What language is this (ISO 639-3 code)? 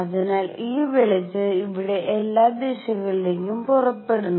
mal